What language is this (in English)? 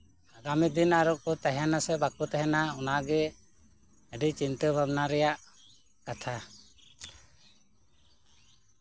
Santali